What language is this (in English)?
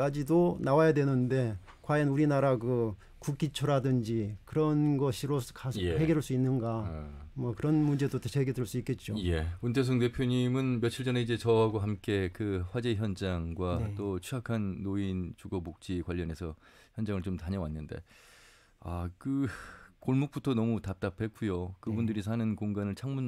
Korean